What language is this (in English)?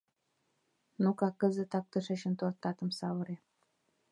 Mari